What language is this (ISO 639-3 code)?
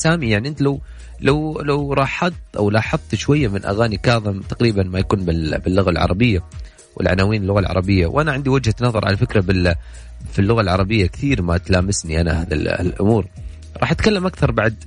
ara